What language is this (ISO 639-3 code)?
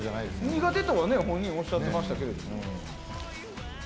jpn